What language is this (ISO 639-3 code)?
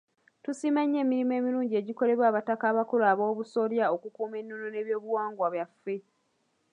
lug